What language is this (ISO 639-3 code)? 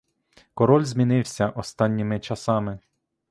ukr